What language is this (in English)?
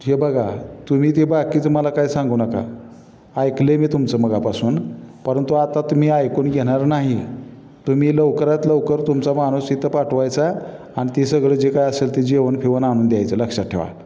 Marathi